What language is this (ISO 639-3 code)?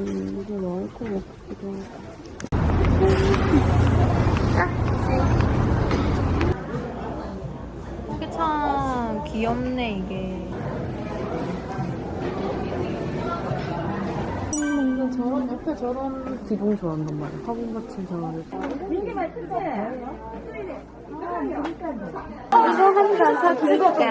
kor